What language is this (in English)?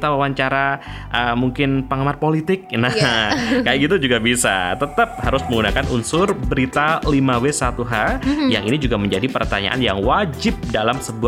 Indonesian